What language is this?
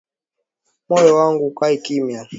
Swahili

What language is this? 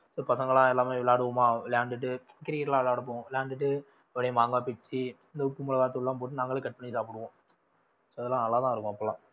Tamil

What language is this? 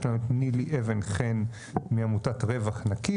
Hebrew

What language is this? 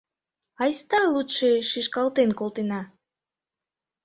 Mari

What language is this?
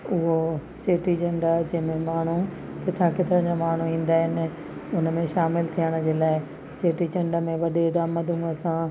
Sindhi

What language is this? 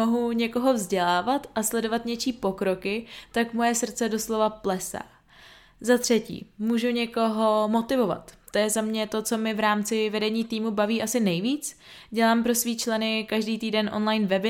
Czech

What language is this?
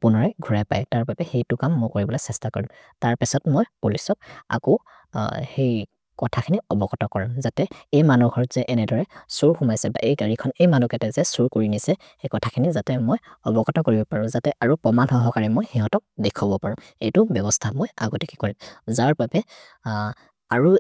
Maria (India)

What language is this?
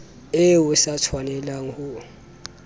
Southern Sotho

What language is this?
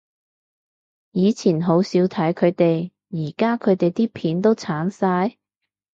Cantonese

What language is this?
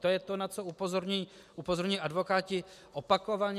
Czech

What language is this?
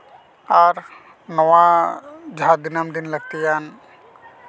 Santali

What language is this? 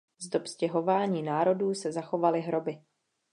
Czech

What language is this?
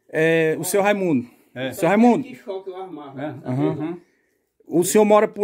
Portuguese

